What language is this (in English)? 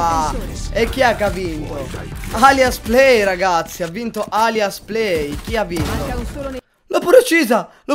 Italian